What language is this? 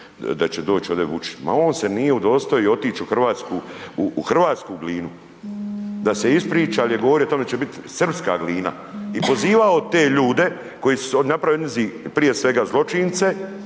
Croatian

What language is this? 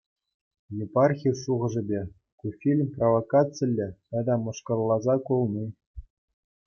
Chuvash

